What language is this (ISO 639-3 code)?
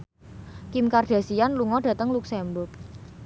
jav